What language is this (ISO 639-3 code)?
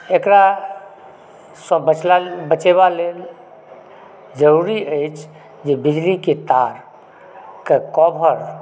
mai